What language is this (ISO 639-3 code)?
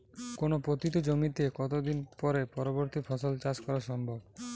ben